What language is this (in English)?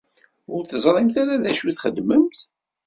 Kabyle